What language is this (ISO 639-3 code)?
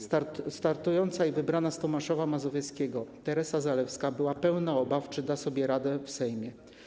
pol